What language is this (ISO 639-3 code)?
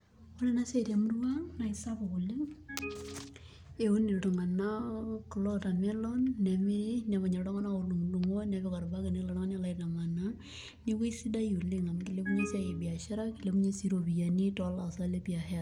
mas